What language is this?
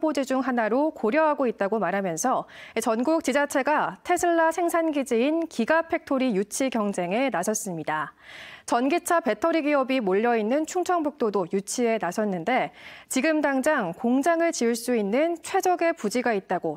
Korean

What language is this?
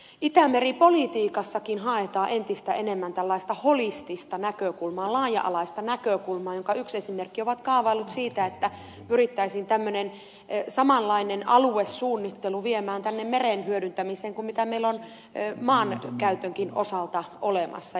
Finnish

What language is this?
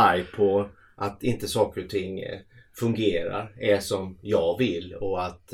Swedish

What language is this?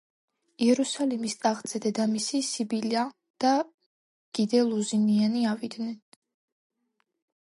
Georgian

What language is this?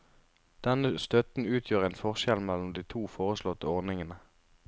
Norwegian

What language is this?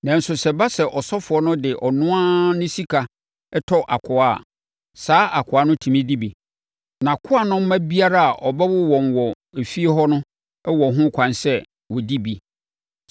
Akan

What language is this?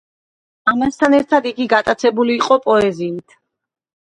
Georgian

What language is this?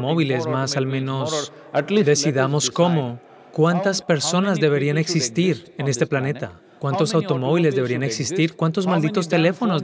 Spanish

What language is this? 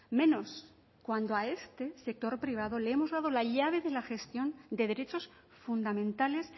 Spanish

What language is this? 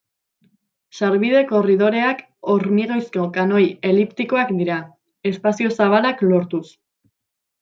Basque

